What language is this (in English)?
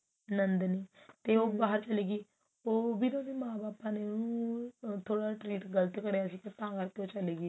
Punjabi